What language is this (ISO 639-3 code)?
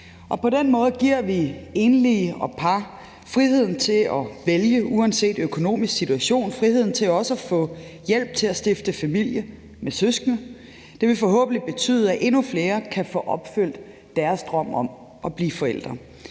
dan